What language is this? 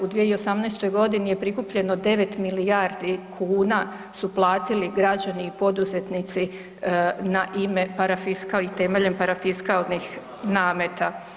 Croatian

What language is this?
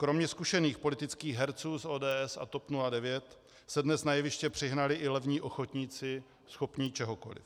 Czech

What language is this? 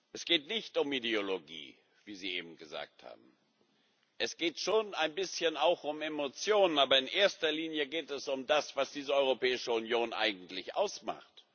German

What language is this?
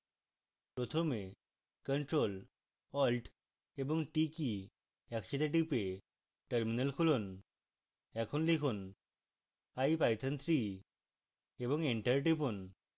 Bangla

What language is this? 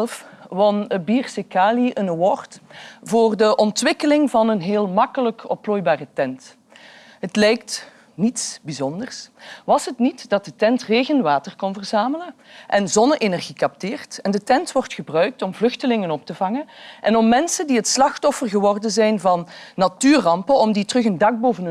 Dutch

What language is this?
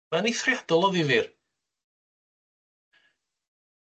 Welsh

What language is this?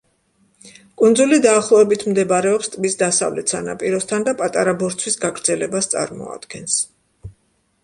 Georgian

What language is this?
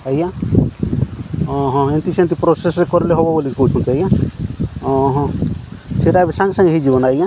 Odia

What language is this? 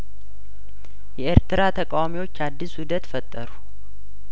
Amharic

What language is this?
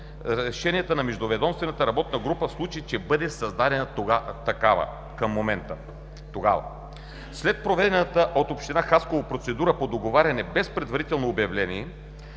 Bulgarian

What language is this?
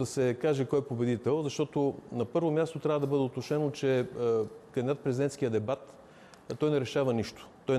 Bulgarian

